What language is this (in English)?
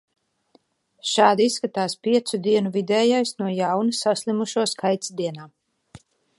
Latvian